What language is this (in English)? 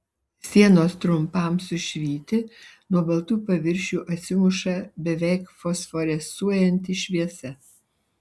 Lithuanian